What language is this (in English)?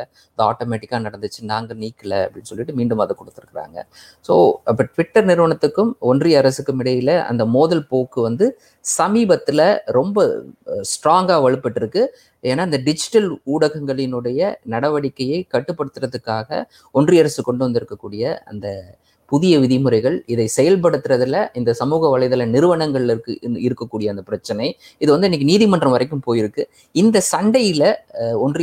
Tamil